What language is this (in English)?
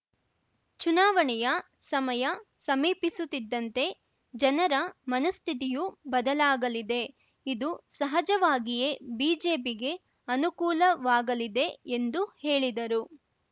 Kannada